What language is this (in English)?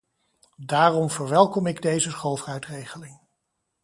Dutch